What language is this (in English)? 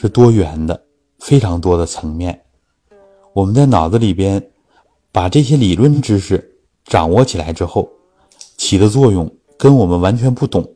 Chinese